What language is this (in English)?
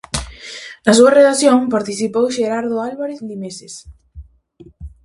Galician